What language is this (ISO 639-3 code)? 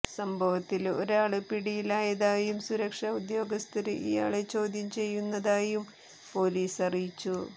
mal